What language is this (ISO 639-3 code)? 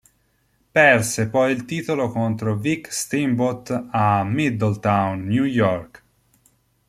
ita